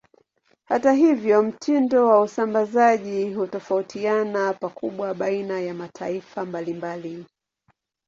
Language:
Swahili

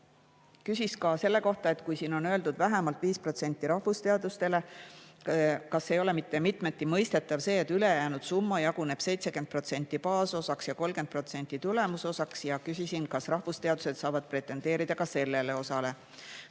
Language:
Estonian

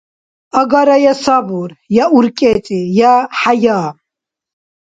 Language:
Dargwa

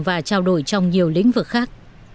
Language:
Vietnamese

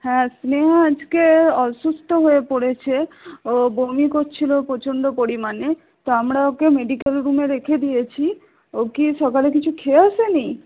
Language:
Bangla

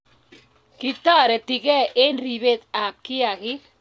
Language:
Kalenjin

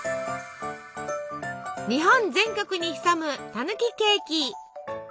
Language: Japanese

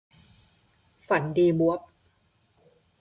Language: Thai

